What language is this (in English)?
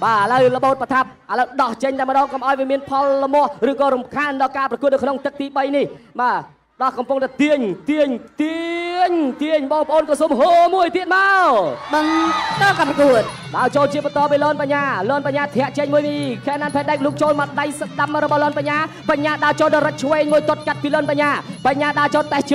Thai